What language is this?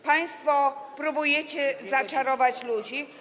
Polish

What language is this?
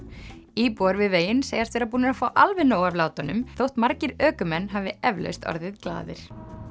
Icelandic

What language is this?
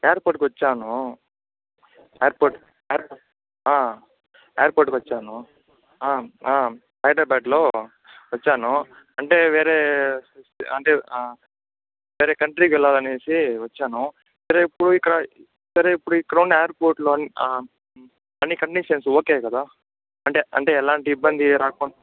Telugu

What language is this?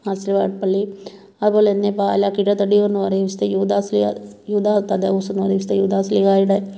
Malayalam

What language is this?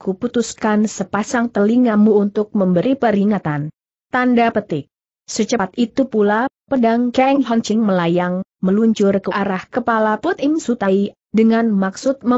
Indonesian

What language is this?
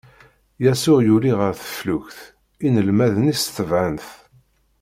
Kabyle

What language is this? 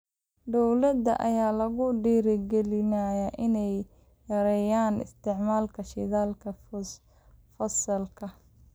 Somali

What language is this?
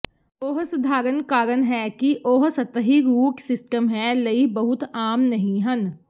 Punjabi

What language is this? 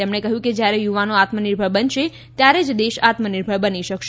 Gujarati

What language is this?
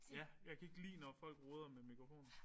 Danish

